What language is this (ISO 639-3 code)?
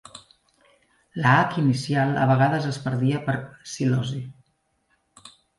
cat